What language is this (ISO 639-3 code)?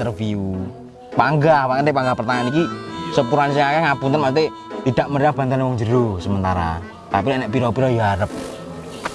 ind